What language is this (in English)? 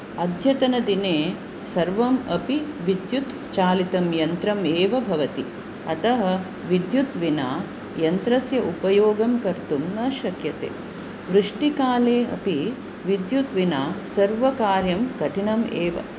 Sanskrit